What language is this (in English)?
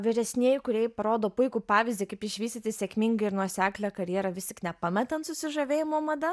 Lithuanian